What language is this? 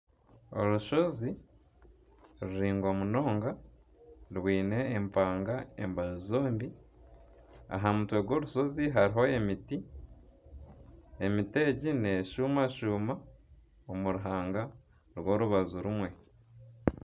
Nyankole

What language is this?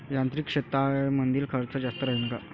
Marathi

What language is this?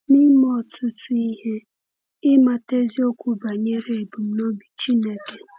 Igbo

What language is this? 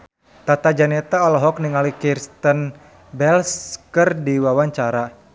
Sundanese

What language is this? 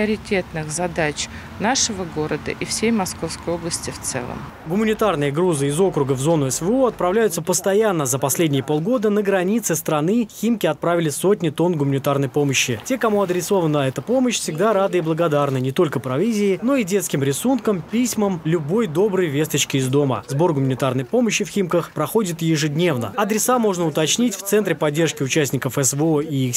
Russian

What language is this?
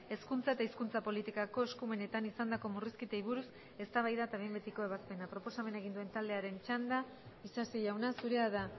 Basque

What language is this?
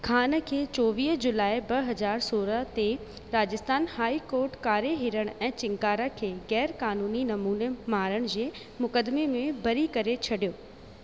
Sindhi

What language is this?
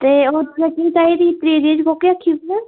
Dogri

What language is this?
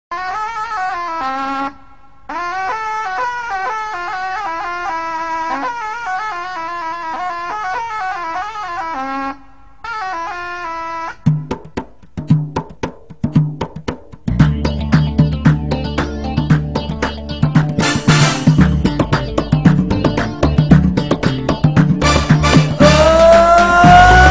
Arabic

